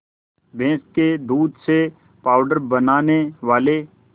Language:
Hindi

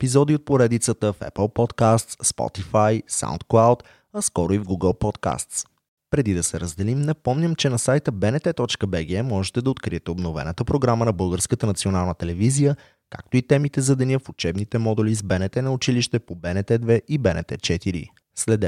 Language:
Bulgarian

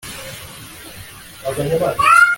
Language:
Kinyarwanda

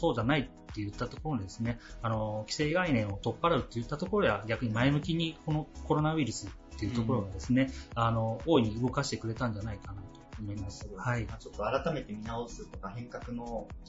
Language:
Japanese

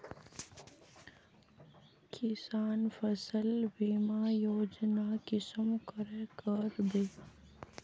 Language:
Magahi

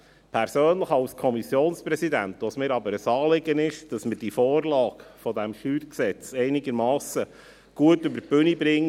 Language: Swiss German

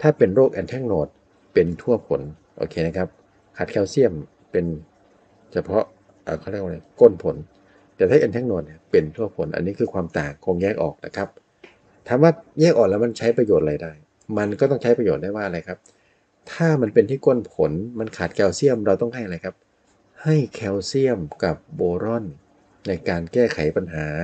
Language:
Thai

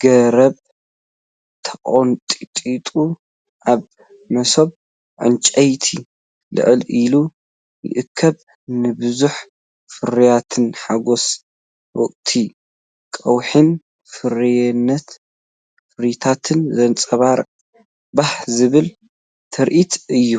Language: Tigrinya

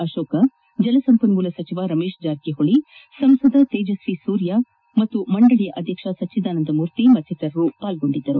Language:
Kannada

